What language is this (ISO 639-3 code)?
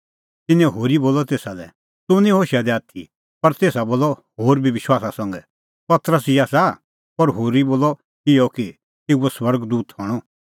kfx